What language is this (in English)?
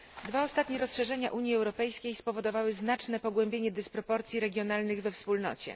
Polish